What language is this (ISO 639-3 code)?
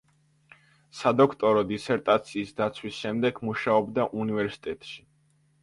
kat